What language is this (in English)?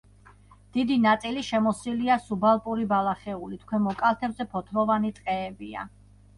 Georgian